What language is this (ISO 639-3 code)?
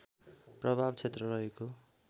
nep